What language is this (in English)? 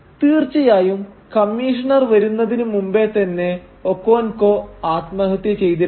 Malayalam